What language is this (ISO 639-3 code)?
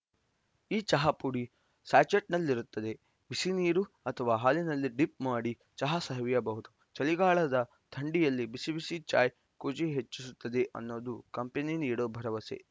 kan